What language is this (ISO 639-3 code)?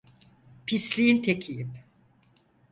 tur